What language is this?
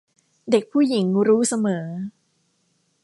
Thai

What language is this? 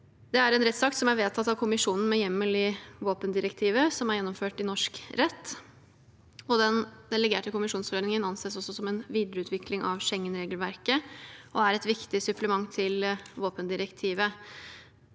Norwegian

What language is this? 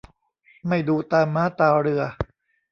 Thai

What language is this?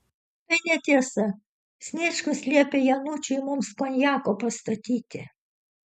Lithuanian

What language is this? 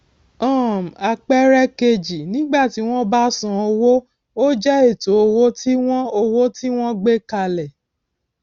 Yoruba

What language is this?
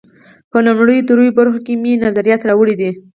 Pashto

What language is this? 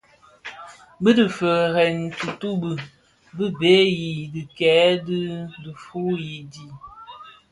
Bafia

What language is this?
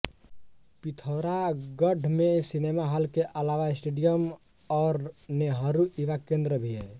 Hindi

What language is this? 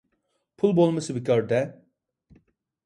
Uyghur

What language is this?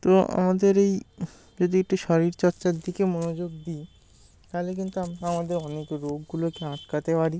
Bangla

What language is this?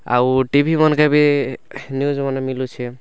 Odia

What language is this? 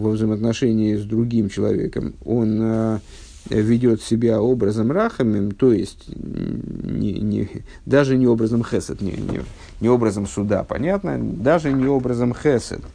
Russian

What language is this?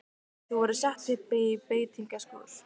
Icelandic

